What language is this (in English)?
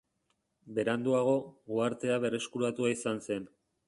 Basque